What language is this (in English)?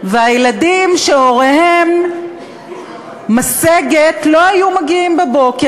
Hebrew